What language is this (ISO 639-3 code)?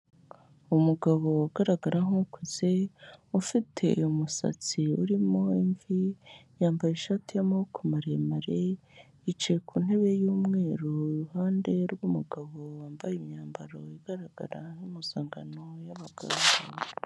kin